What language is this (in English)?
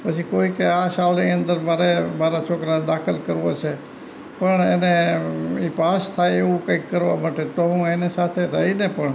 Gujarati